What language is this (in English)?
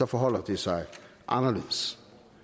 Danish